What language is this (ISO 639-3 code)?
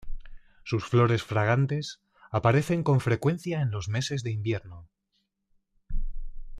spa